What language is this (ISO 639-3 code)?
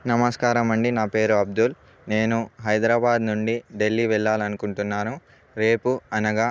tel